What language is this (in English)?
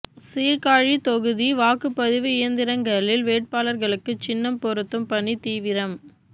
Tamil